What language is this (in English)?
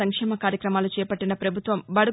Telugu